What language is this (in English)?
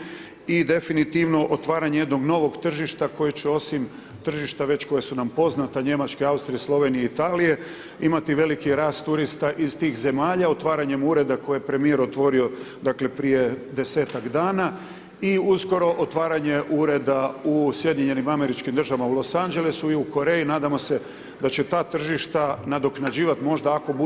Croatian